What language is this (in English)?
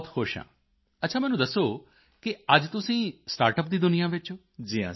Punjabi